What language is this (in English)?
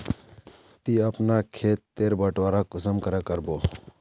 Magahi